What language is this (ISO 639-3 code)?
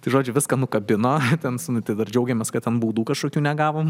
lit